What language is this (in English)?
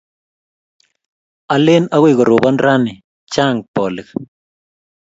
Kalenjin